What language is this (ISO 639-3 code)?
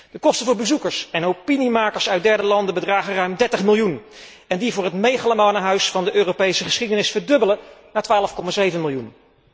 nld